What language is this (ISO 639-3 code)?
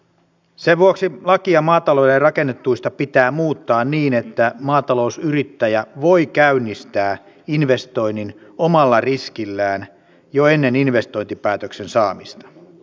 fin